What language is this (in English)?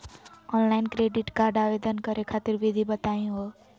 Magahi